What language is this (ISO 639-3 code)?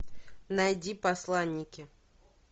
rus